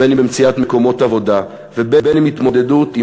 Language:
Hebrew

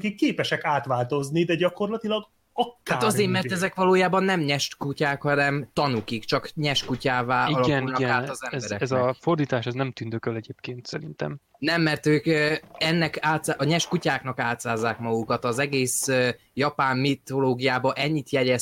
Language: Hungarian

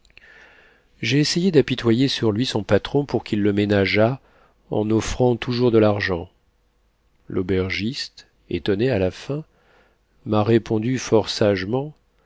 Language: French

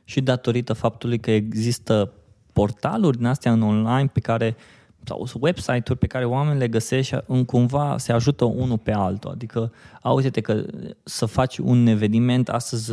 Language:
Romanian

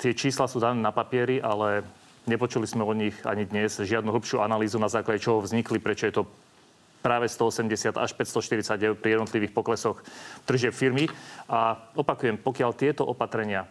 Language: Slovak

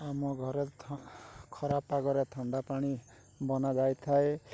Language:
Odia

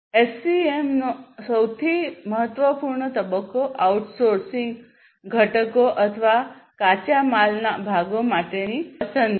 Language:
Gujarati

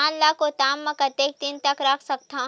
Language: Chhattisgarhi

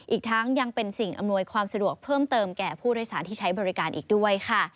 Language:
Thai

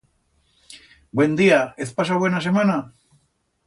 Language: Aragonese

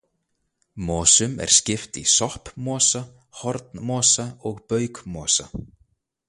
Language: Icelandic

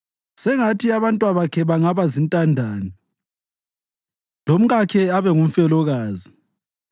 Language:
North Ndebele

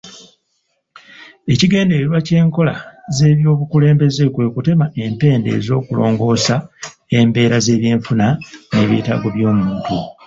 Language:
Ganda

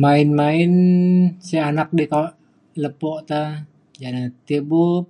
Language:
Mainstream Kenyah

